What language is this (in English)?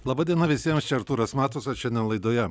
Lithuanian